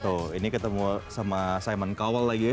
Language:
Indonesian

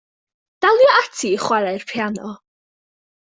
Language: Welsh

